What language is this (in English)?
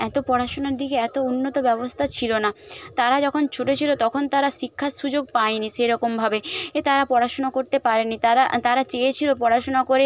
Bangla